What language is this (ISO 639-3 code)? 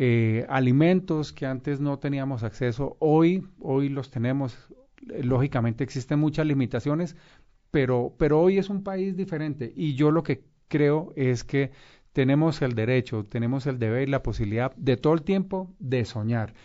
spa